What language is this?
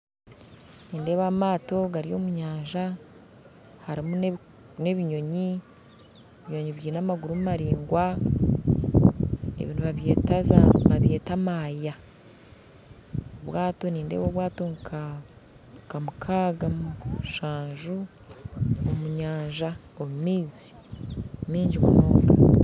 Nyankole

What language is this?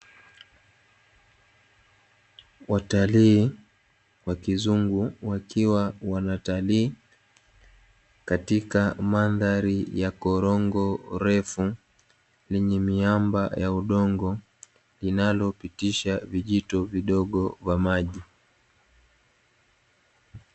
Swahili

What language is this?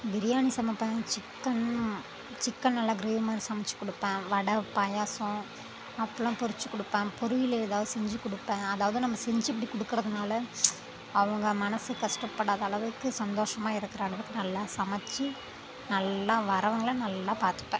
Tamil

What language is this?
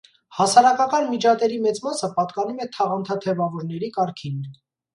Armenian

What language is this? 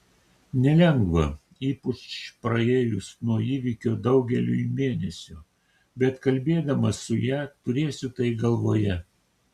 Lithuanian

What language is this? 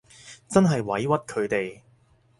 Cantonese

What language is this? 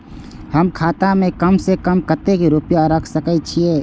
Maithili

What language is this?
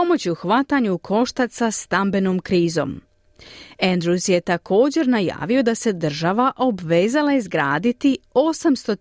Croatian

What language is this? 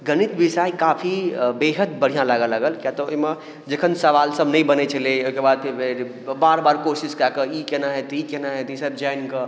Maithili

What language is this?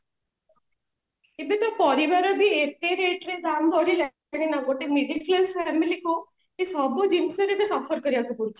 Odia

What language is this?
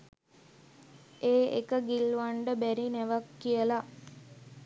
Sinhala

